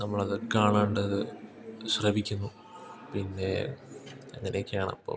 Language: Malayalam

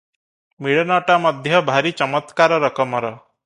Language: Odia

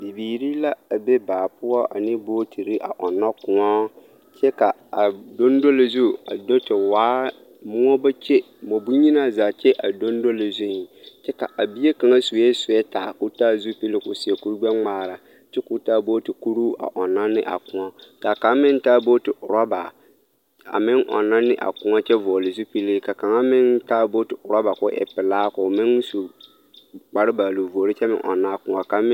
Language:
Southern Dagaare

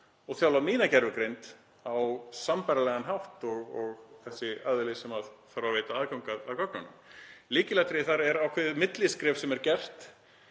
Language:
Icelandic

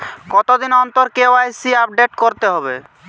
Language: Bangla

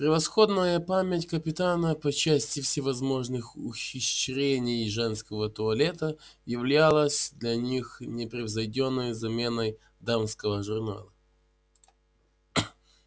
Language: Russian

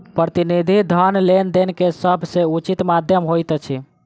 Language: Maithili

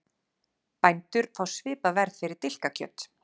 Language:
Icelandic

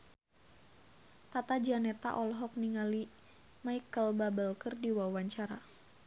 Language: Sundanese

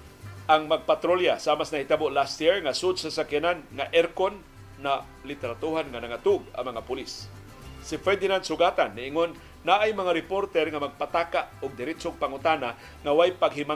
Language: Filipino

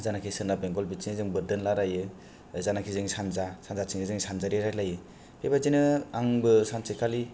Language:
Bodo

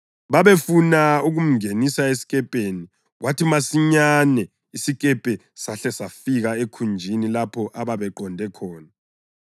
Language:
North Ndebele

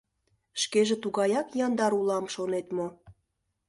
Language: Mari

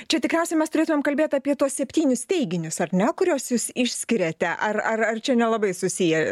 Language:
Lithuanian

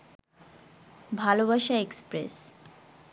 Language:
Bangla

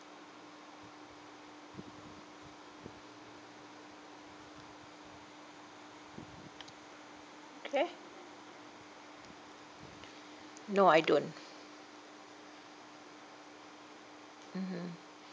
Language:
English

